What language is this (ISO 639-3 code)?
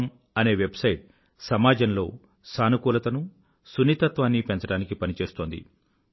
tel